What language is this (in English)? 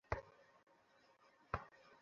Bangla